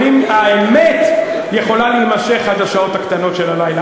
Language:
Hebrew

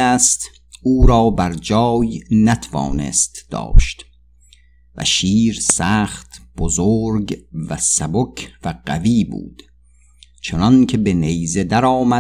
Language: Persian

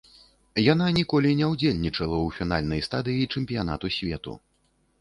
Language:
Belarusian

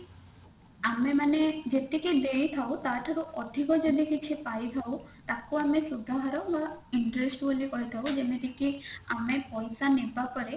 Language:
Odia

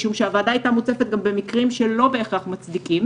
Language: Hebrew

